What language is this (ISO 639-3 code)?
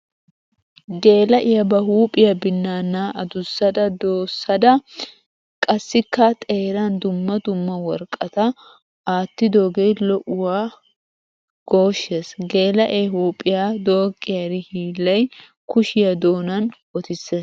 wal